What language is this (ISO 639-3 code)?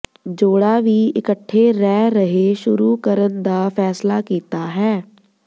pan